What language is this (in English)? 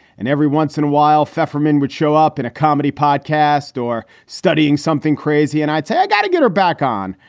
English